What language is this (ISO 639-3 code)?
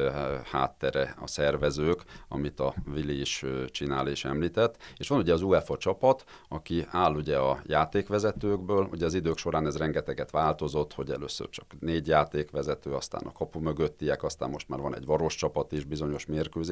hun